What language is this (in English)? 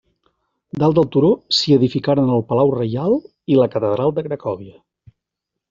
Catalan